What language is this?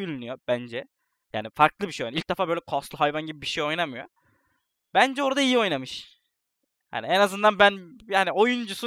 Turkish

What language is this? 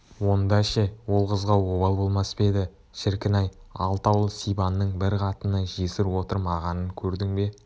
Kazakh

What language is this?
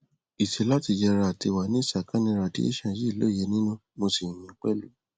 Yoruba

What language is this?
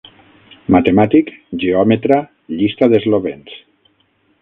Catalan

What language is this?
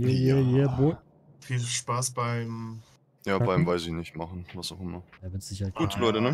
German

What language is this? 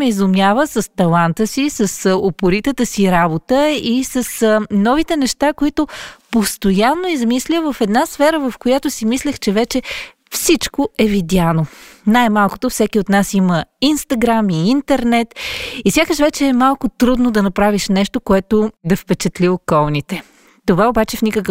Bulgarian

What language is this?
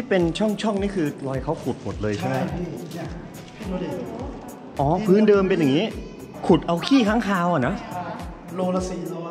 Thai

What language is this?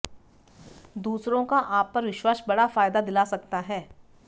Hindi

